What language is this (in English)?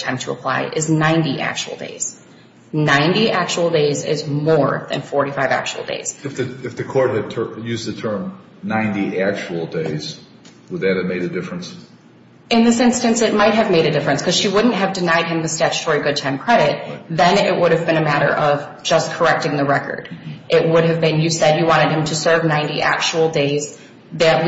English